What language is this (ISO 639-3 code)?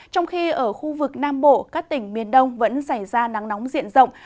vie